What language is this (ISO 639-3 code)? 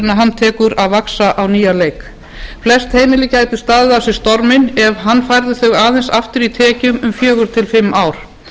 isl